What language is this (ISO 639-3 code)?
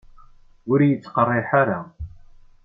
kab